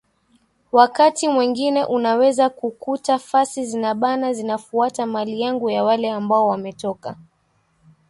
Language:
Swahili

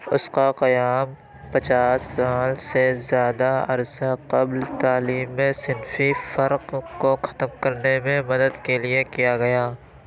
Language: Urdu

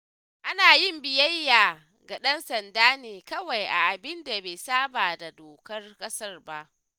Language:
Hausa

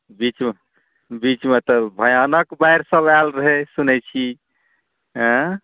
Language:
Maithili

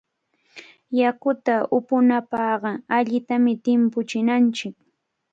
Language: Cajatambo North Lima Quechua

